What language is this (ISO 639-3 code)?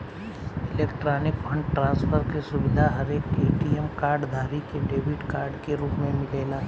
bho